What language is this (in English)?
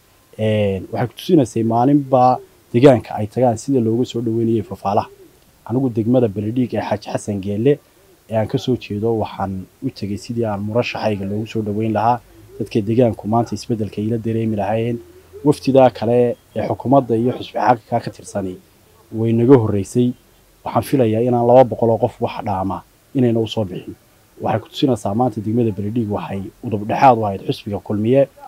Arabic